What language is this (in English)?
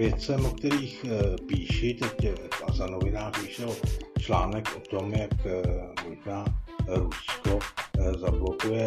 Czech